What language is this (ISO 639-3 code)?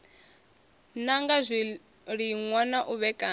ven